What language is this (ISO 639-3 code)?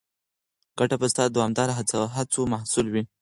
pus